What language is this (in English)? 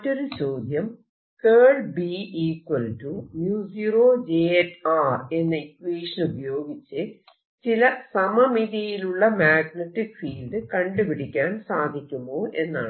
Malayalam